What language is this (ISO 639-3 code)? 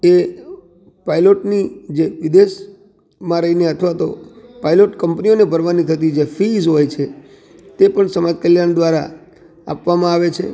guj